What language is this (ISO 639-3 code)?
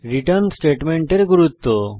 ben